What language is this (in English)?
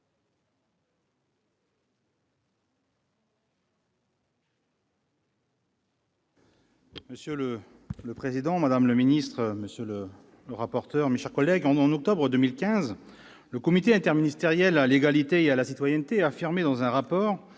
French